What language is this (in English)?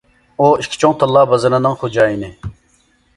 Uyghur